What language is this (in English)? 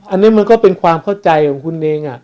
Thai